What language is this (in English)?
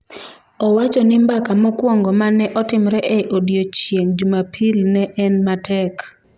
Luo (Kenya and Tanzania)